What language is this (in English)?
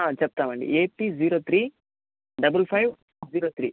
Telugu